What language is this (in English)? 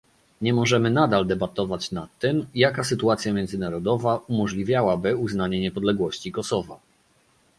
Polish